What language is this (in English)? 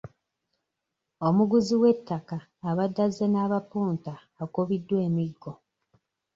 Ganda